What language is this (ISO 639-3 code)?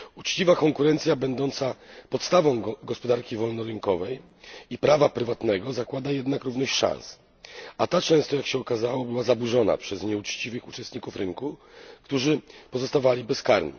pol